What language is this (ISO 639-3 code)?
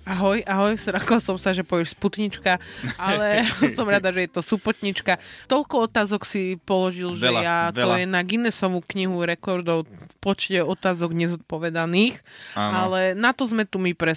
slk